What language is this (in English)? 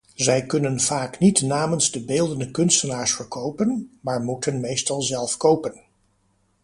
Dutch